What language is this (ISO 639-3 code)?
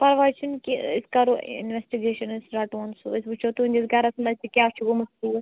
kas